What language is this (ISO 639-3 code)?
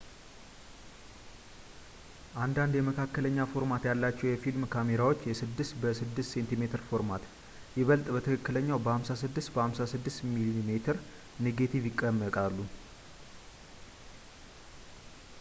amh